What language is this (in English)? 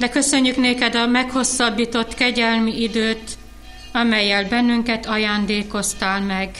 Hungarian